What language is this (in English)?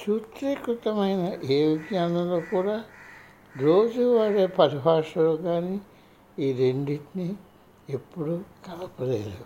Telugu